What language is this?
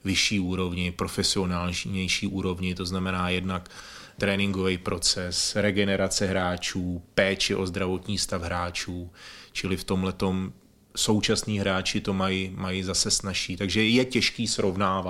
Czech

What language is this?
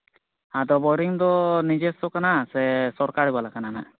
Santali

